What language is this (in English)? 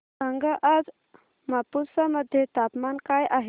Marathi